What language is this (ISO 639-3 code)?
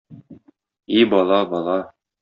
tat